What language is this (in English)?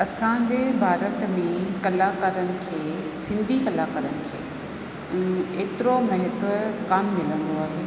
Sindhi